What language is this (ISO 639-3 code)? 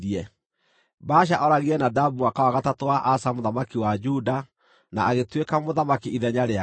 kik